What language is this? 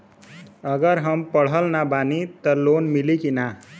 Bhojpuri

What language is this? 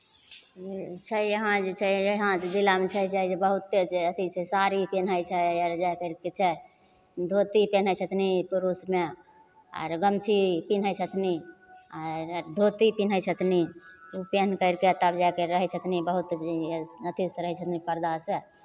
Maithili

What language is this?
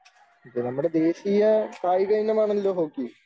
Malayalam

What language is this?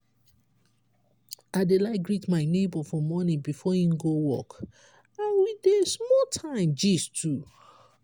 Nigerian Pidgin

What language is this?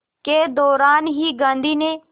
Hindi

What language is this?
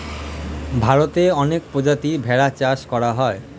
Bangla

